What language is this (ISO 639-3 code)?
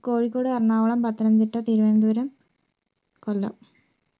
mal